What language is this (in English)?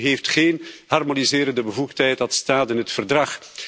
Dutch